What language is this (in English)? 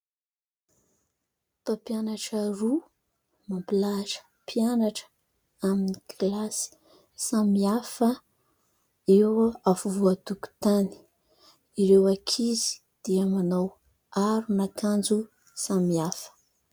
Malagasy